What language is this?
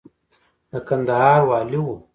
Pashto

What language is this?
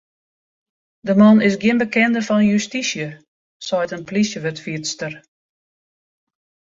Western Frisian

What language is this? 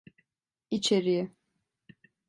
Turkish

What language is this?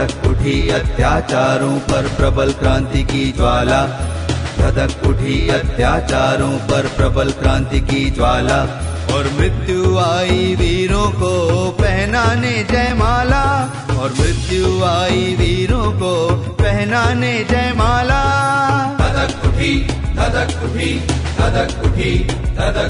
Hindi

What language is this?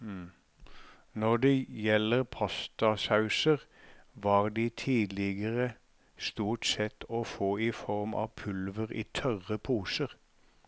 Norwegian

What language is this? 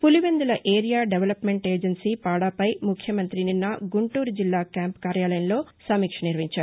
Telugu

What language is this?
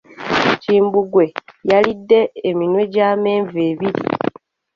Ganda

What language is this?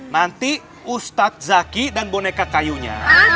Indonesian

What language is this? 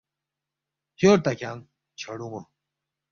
Balti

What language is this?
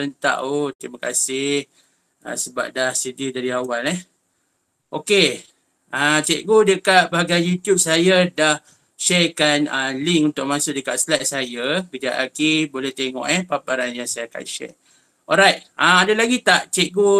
Malay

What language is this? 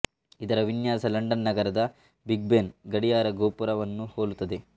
Kannada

